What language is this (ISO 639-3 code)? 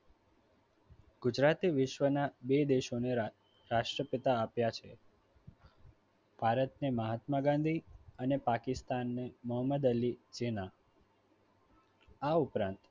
guj